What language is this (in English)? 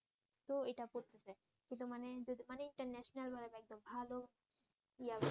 Bangla